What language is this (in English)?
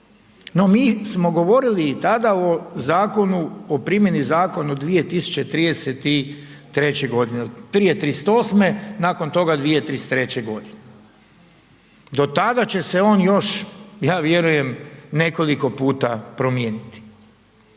Croatian